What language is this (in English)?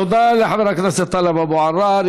Hebrew